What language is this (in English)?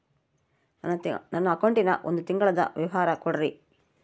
Kannada